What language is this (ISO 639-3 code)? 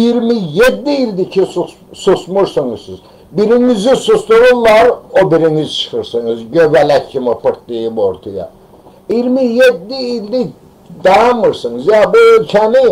tur